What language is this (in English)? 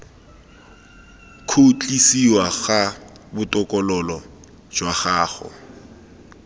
Tswana